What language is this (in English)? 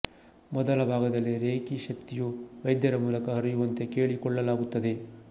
Kannada